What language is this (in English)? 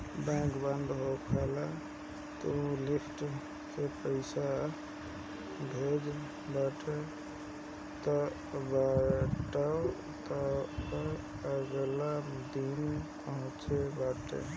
Bhojpuri